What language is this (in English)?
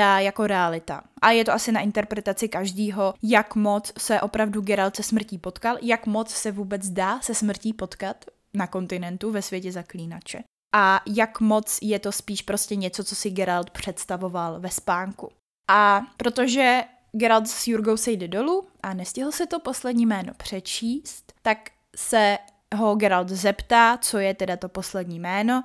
Czech